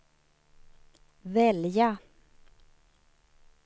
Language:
Swedish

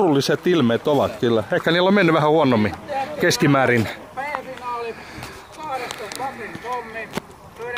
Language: Finnish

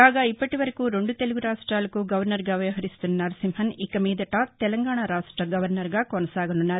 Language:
Telugu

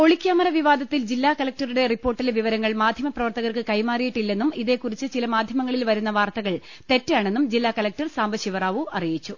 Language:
Malayalam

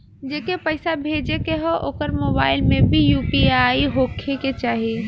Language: Bhojpuri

